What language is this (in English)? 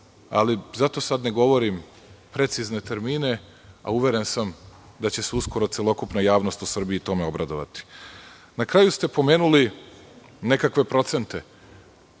Serbian